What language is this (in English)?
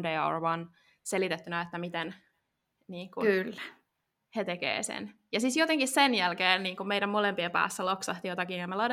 Finnish